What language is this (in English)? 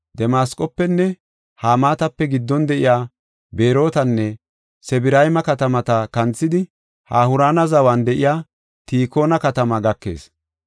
Gofa